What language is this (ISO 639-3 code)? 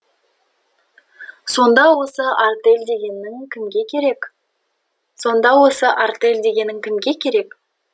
kaz